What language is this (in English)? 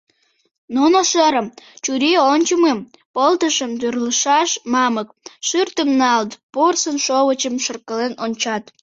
Mari